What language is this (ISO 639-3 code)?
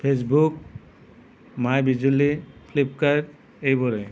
asm